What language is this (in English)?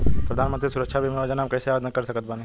Bhojpuri